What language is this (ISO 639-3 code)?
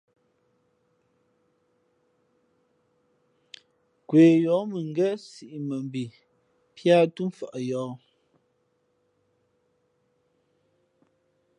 fmp